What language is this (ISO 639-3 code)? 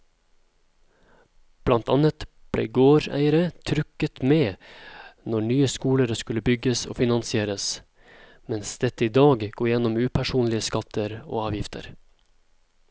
nor